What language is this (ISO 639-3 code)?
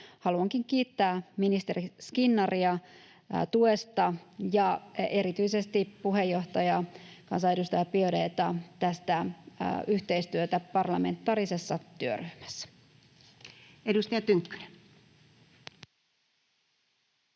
fin